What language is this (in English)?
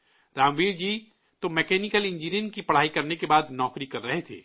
Urdu